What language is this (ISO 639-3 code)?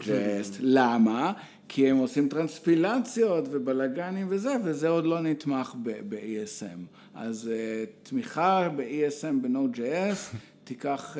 heb